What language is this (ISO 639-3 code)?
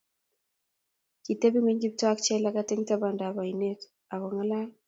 kln